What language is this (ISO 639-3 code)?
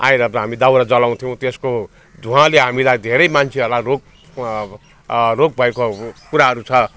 nep